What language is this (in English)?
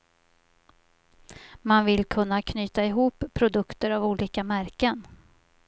Swedish